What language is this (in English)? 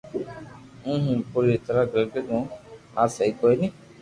Loarki